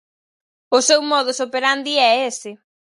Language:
Galician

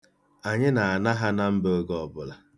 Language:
Igbo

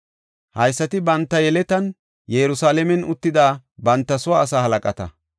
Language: Gofa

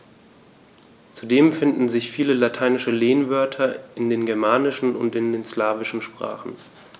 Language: German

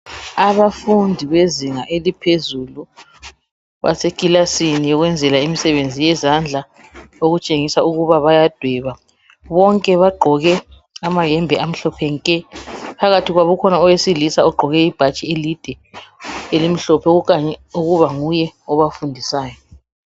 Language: North Ndebele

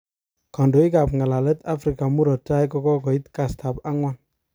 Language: Kalenjin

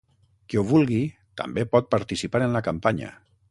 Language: Catalan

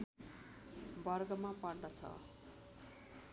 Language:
Nepali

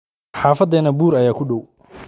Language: Somali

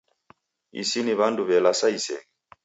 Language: Taita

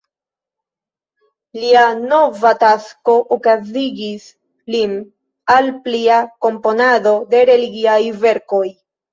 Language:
Esperanto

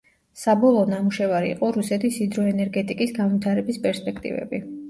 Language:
Georgian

